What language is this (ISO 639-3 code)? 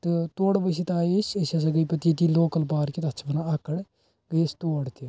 kas